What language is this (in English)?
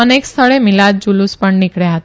Gujarati